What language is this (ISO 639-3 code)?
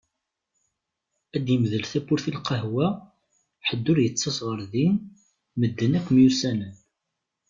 kab